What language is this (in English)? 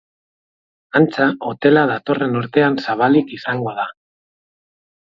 Basque